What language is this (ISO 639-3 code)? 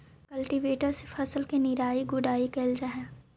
mag